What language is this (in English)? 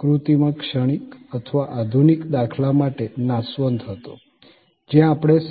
Gujarati